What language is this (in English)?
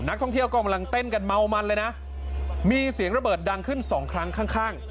Thai